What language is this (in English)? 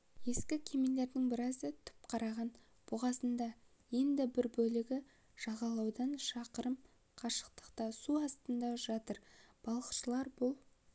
Kazakh